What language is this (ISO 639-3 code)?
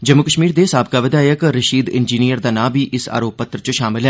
doi